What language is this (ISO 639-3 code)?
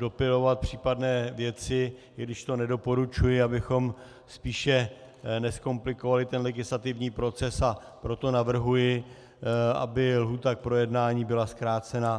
ces